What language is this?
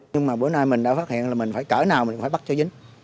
Vietnamese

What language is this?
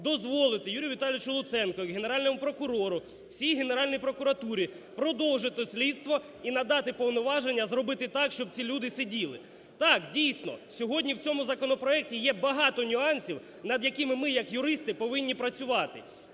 Ukrainian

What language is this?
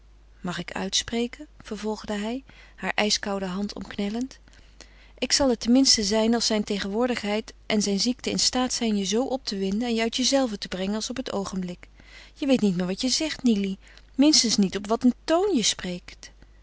Dutch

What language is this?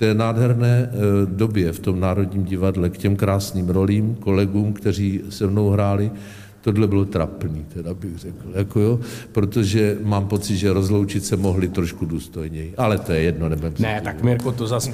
Czech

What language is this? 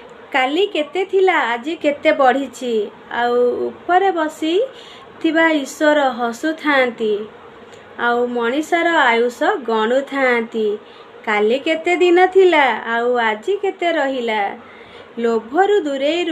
Gujarati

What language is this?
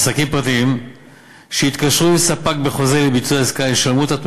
Hebrew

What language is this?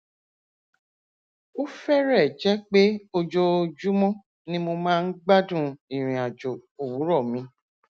Yoruba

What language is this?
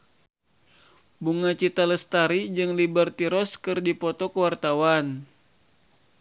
Sundanese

